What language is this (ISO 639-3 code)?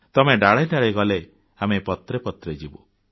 ori